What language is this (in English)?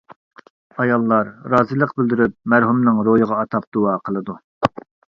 Uyghur